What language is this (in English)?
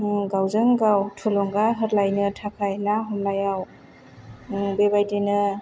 Bodo